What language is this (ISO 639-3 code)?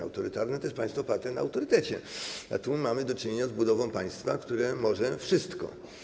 pol